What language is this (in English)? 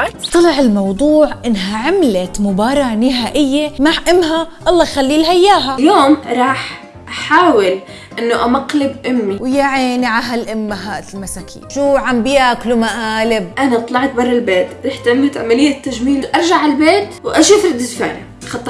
Arabic